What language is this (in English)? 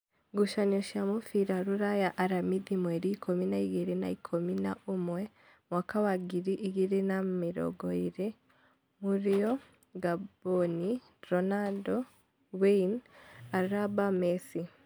Kikuyu